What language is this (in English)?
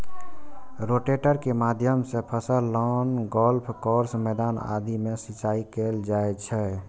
Maithili